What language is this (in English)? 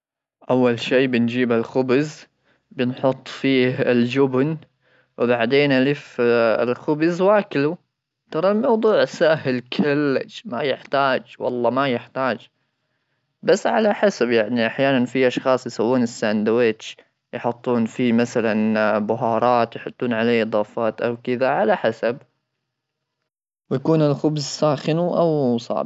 Gulf Arabic